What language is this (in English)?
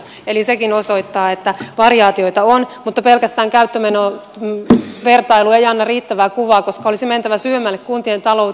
Finnish